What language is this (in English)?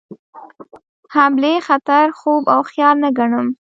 Pashto